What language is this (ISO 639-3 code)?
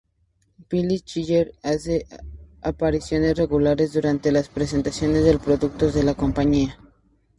spa